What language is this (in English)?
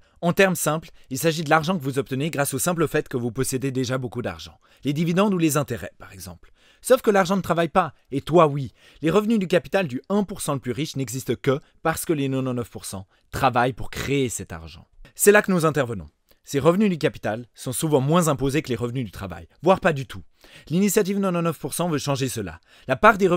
French